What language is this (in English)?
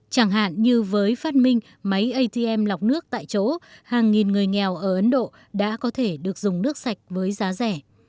Vietnamese